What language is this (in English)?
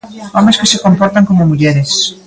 Galician